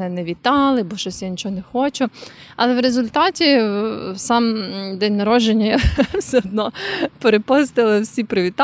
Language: Ukrainian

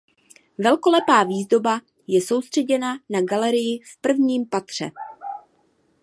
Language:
Czech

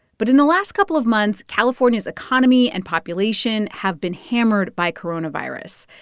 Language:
English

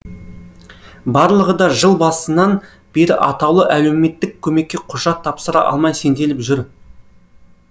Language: Kazakh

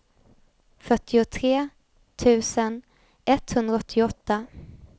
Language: Swedish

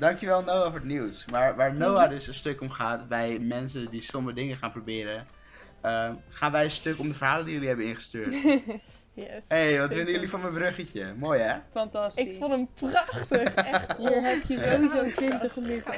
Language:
Dutch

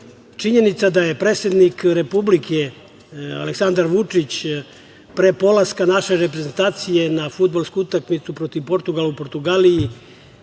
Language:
Serbian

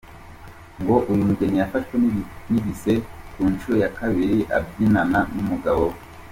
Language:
Kinyarwanda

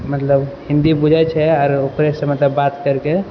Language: Maithili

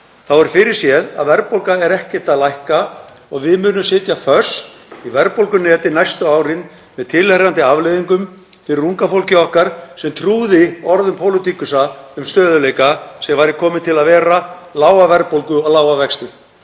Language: Icelandic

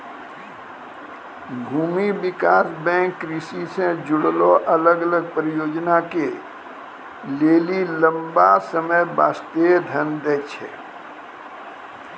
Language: Maithili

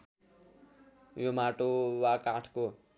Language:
Nepali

